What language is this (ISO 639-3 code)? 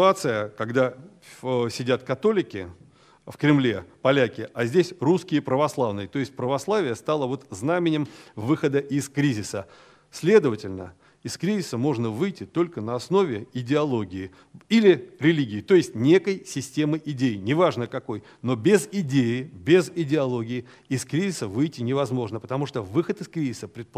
rus